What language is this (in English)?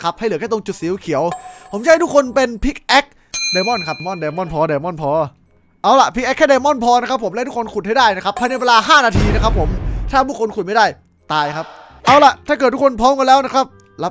Thai